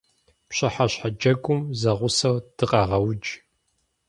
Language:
Kabardian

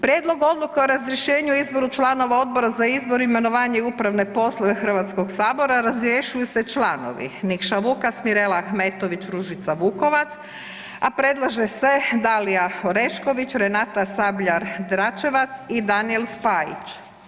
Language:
Croatian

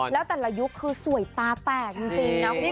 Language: Thai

